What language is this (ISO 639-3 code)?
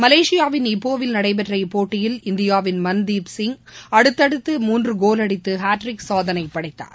tam